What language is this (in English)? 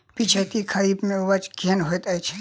Maithili